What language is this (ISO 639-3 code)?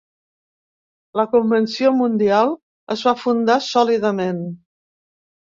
cat